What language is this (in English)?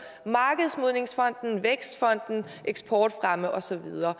Danish